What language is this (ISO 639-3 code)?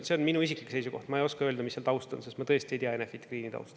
est